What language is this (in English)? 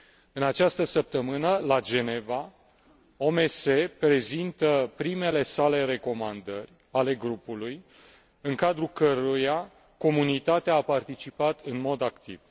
Romanian